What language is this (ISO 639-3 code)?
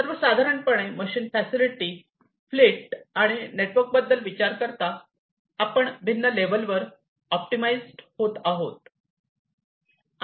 mar